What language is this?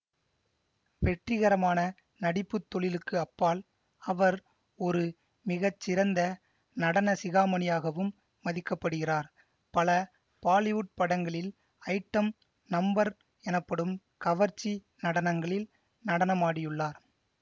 Tamil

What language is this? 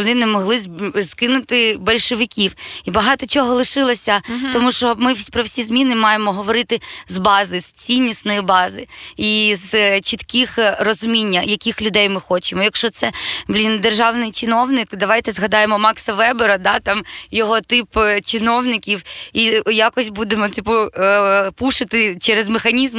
Ukrainian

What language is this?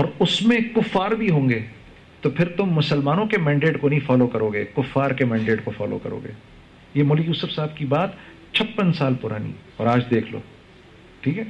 Urdu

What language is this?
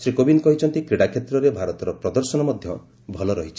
Odia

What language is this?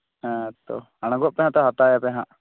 Santali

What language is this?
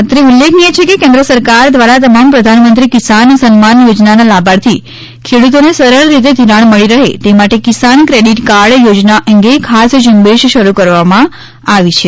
Gujarati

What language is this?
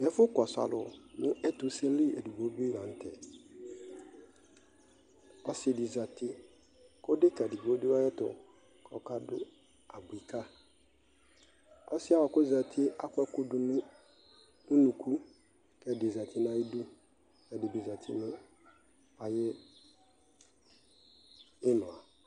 Ikposo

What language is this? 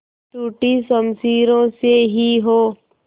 Hindi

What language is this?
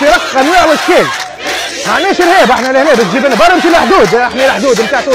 Arabic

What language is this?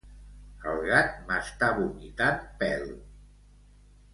Catalan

